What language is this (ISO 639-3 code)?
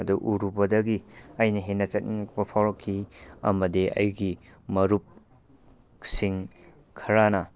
mni